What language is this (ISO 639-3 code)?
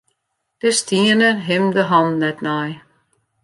fry